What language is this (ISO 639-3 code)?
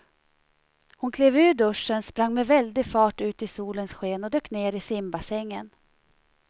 swe